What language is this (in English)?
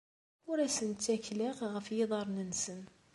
Kabyle